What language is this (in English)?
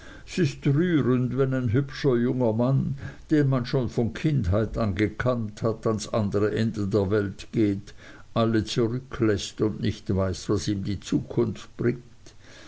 German